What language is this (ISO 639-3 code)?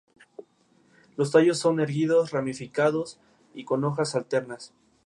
spa